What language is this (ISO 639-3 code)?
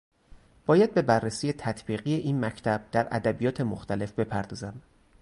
fas